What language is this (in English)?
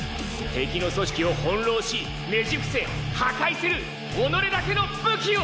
Japanese